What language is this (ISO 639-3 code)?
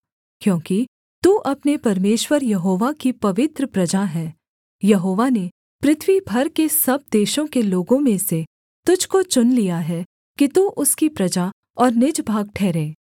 hin